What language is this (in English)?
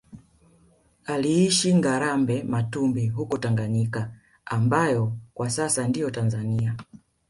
Swahili